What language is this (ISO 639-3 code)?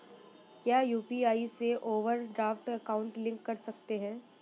hin